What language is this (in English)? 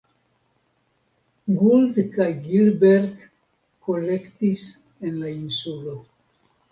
Esperanto